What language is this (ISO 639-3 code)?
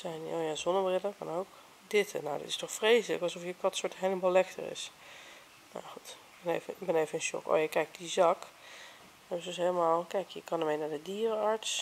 nld